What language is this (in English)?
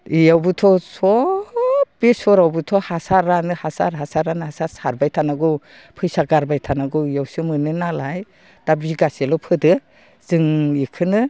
Bodo